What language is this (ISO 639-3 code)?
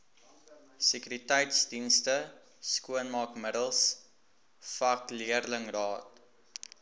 afr